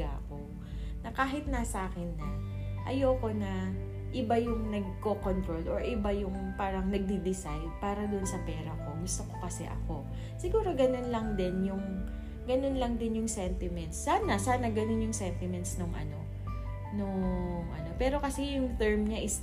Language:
Filipino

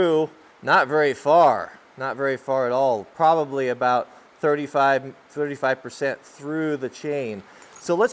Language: English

